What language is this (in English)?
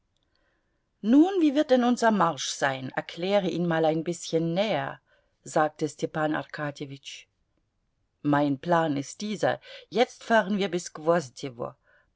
German